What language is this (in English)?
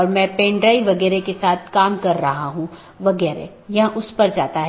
Hindi